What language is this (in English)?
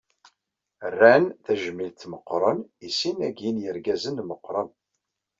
Kabyle